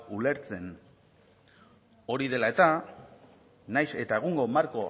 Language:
Basque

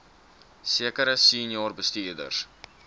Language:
Afrikaans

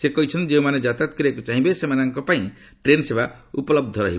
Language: Odia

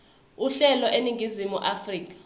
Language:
Zulu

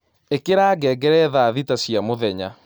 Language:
Kikuyu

